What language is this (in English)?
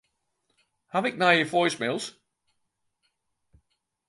Western Frisian